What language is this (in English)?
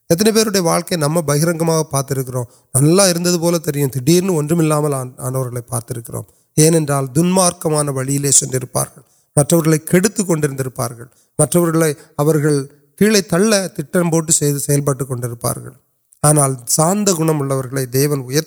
Urdu